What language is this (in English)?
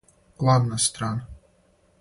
Serbian